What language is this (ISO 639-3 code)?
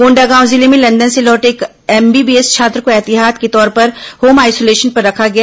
hin